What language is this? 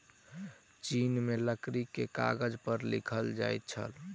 Maithili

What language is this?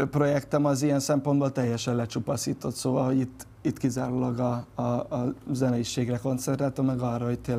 Hungarian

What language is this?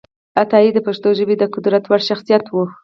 Pashto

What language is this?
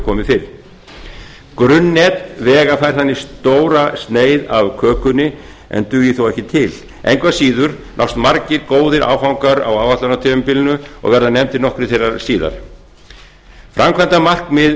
Icelandic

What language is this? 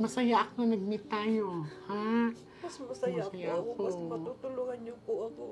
Filipino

